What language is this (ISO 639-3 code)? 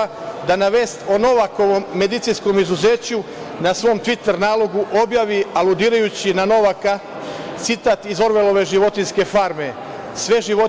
srp